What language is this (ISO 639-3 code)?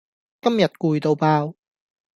yue